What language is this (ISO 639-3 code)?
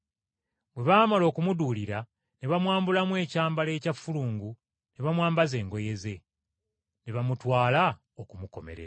lug